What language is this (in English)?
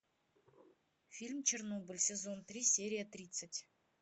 Russian